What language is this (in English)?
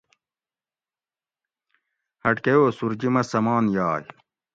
Gawri